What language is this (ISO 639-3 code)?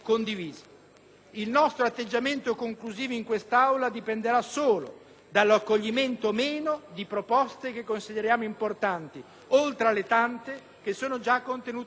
ita